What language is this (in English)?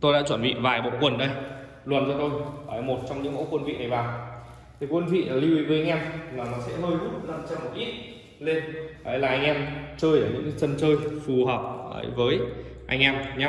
Vietnamese